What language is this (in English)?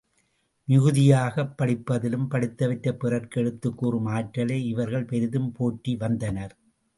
Tamil